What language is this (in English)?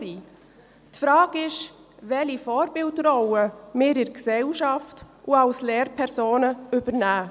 Swiss German